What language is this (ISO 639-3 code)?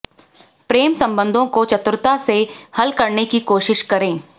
hin